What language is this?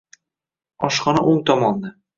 Uzbek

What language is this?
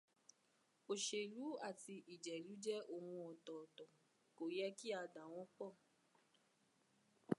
Yoruba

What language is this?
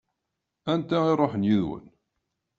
Kabyle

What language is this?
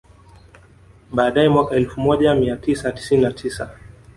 Swahili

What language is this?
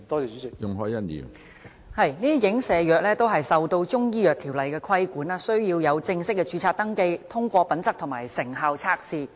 Cantonese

